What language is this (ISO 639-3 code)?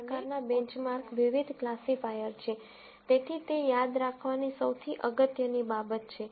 guj